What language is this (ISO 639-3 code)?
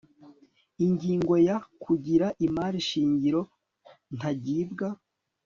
kin